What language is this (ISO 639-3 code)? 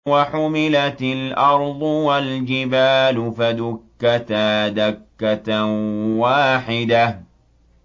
ara